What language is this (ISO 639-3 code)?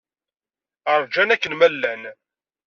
kab